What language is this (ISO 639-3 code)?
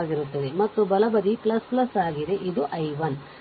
kan